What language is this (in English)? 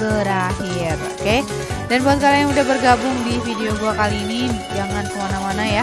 Indonesian